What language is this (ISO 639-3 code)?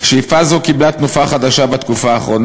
heb